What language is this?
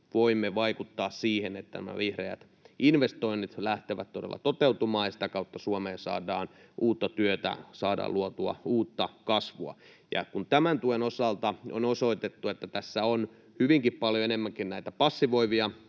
Finnish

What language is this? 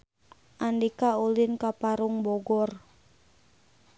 Sundanese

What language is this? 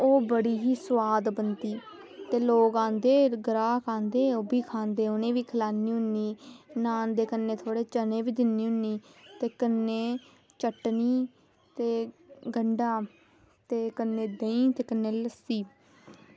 Dogri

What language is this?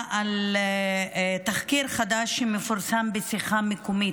Hebrew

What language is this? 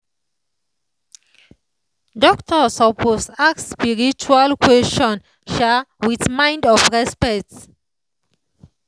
Nigerian Pidgin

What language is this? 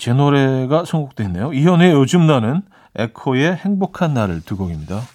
Korean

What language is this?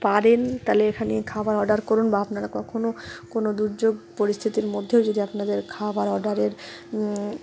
Bangla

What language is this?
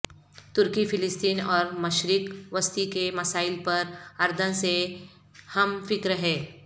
Urdu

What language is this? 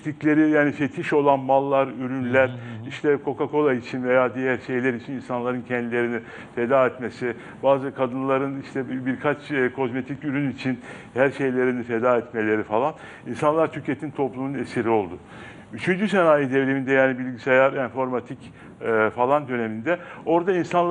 Turkish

